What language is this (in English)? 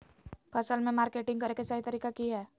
Magahi